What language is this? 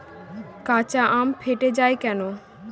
Bangla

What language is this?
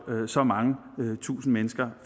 Danish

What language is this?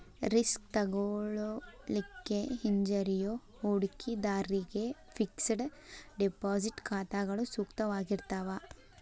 Kannada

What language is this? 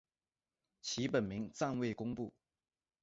Chinese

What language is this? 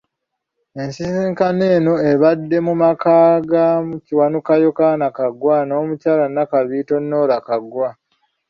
Ganda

